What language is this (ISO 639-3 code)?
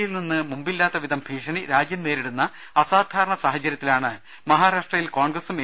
mal